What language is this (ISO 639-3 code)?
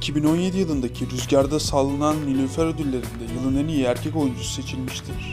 tur